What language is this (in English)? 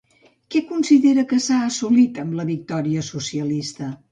Catalan